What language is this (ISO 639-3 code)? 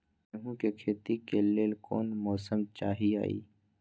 mag